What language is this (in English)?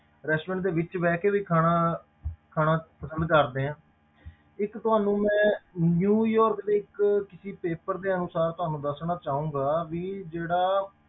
Punjabi